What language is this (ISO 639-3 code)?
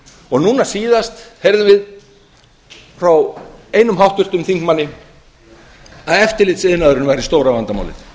isl